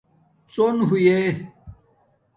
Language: Domaaki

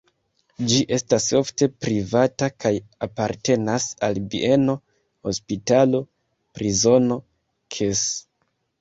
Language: Esperanto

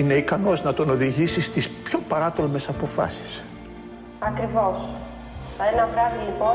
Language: Greek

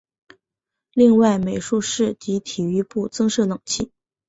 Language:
Chinese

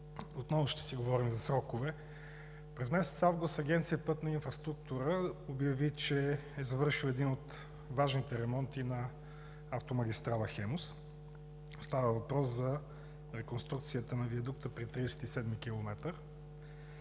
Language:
Bulgarian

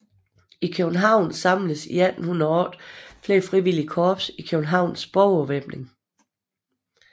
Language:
Danish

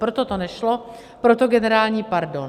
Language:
Czech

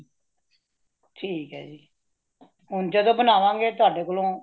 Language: Punjabi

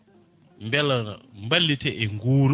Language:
Fula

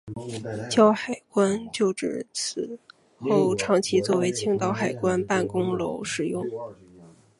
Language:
Chinese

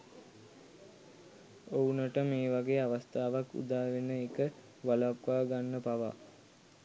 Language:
Sinhala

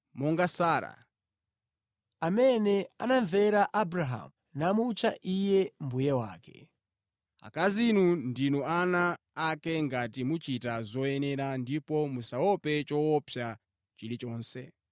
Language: Nyanja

